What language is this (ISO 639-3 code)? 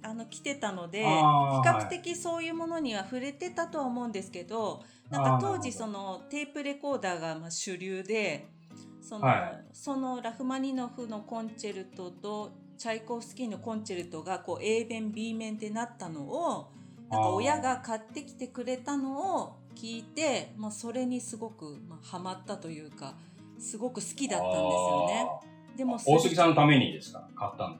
jpn